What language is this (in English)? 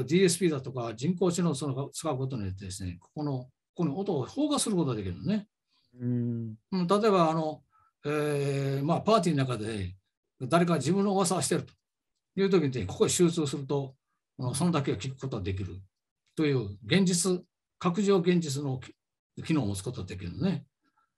Japanese